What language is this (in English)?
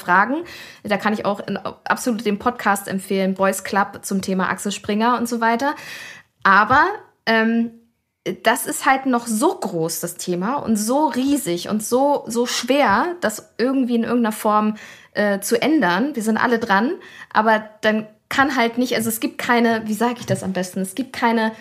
German